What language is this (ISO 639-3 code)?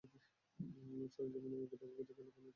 ben